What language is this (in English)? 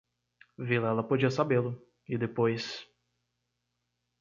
Portuguese